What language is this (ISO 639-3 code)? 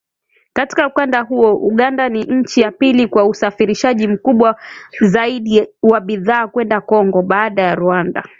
swa